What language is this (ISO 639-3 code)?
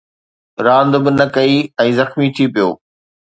snd